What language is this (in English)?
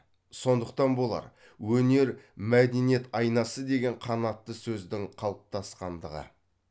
Kazakh